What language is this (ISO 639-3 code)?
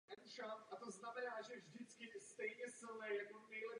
ces